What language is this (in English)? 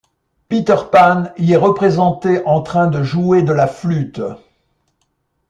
French